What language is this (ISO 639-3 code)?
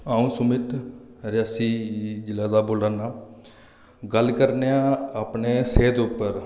doi